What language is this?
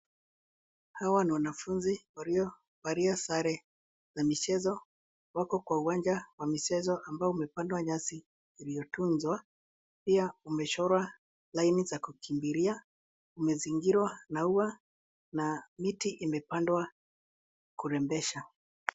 Swahili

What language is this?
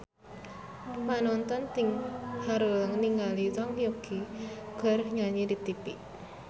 Sundanese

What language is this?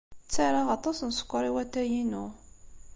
Kabyle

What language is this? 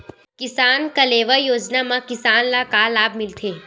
Chhattisgarhi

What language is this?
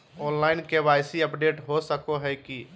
Magahi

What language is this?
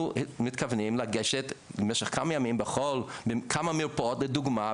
Hebrew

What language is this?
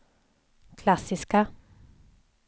Swedish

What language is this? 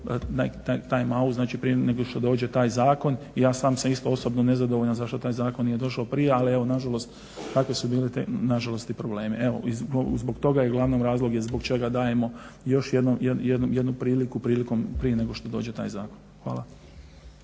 Croatian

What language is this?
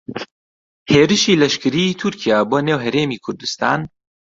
Central Kurdish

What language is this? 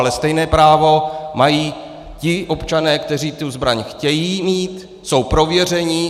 Czech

